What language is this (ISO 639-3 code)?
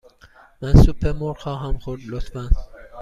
fas